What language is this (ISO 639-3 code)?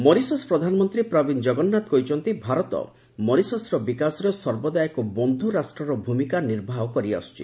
ori